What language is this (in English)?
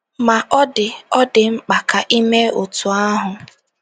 Igbo